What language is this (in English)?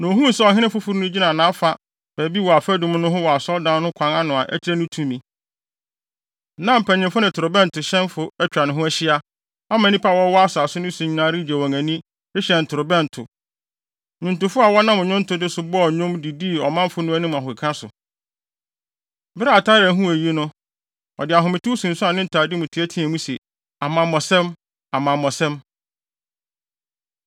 Akan